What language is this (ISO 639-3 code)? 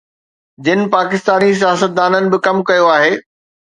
snd